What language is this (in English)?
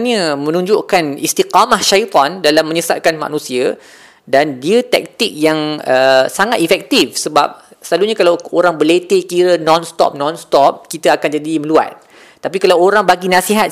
Malay